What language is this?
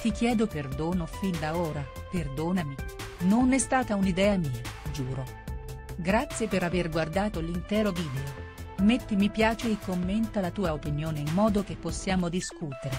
Italian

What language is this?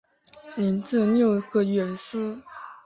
Chinese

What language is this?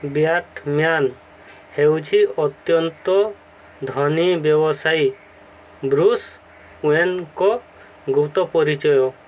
Odia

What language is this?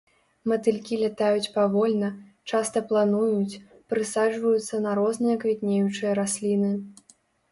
Belarusian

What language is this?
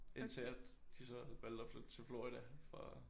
Danish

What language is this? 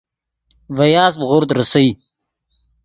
Yidgha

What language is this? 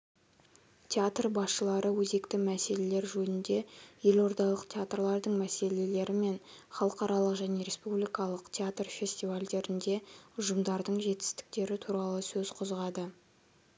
Kazakh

